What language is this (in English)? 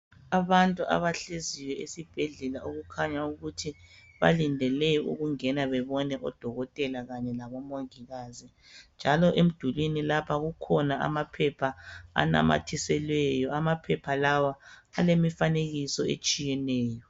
North Ndebele